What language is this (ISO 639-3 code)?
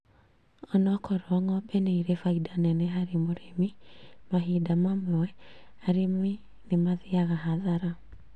kik